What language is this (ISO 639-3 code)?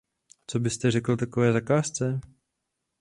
ces